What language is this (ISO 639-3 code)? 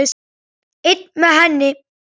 isl